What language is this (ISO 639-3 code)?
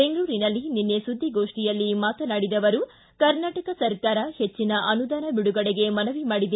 kan